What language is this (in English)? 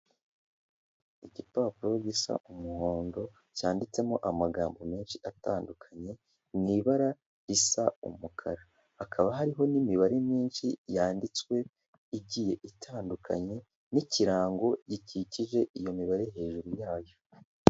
Kinyarwanda